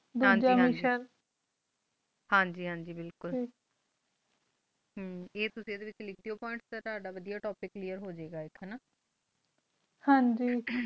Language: Punjabi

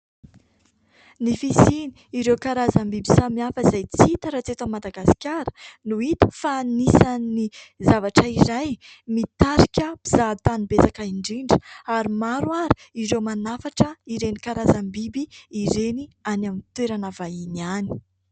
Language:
Malagasy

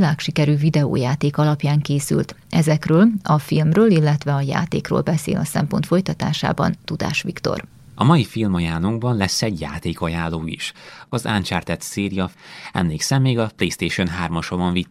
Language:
Hungarian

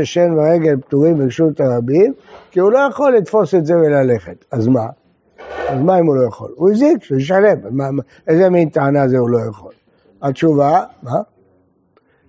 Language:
Hebrew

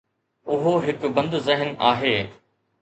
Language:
Sindhi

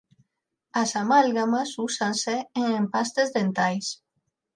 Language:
Galician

